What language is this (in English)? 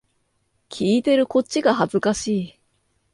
Japanese